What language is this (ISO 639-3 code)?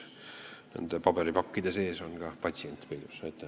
est